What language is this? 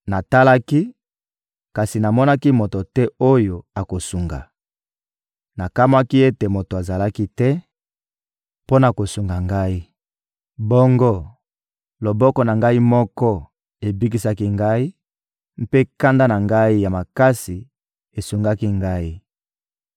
Lingala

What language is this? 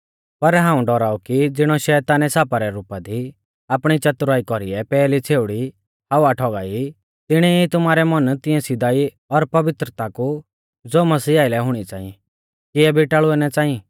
Mahasu Pahari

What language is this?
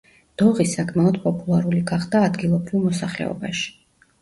Georgian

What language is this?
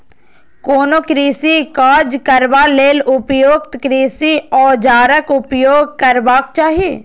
Maithili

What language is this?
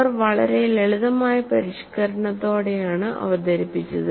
Malayalam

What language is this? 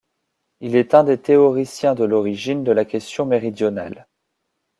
French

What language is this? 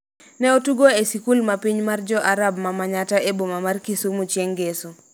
Luo (Kenya and Tanzania)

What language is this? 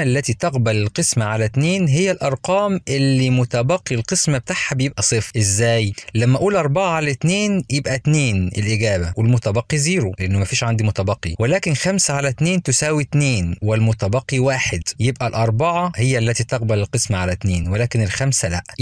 Arabic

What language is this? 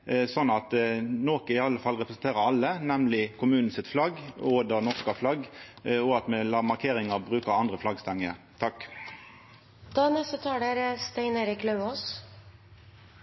Norwegian Nynorsk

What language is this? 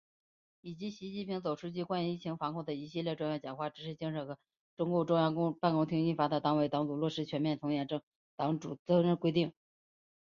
Chinese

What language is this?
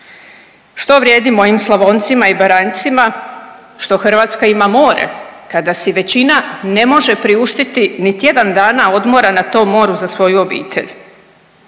Croatian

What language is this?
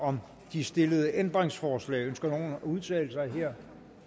Danish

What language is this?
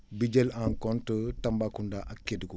Wolof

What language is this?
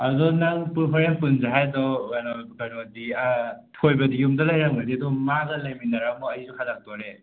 Manipuri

